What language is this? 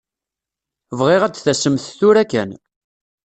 Kabyle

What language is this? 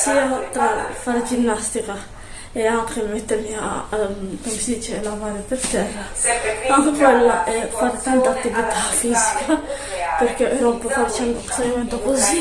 Italian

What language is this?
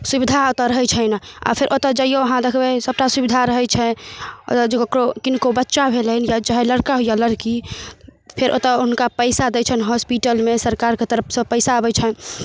Maithili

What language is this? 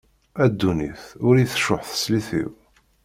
Kabyle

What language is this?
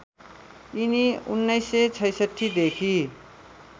Nepali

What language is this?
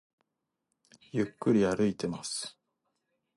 Japanese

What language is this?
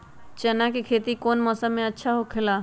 Magahi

